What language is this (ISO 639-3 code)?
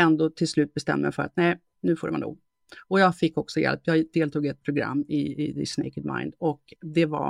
swe